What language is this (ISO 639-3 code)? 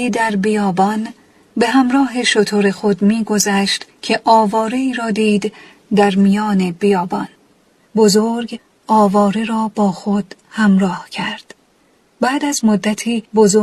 fas